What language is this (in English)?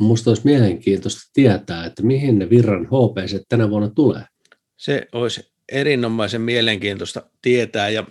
Finnish